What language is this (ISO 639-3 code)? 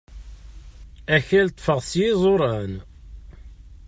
kab